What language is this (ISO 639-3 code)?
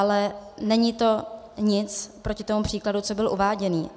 ces